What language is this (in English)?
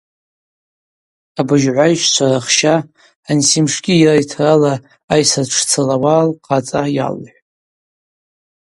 Abaza